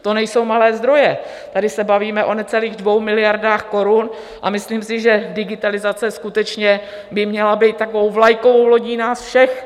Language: Czech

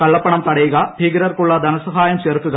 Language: Malayalam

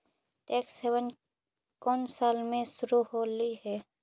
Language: Magahi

